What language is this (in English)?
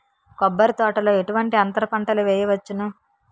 Telugu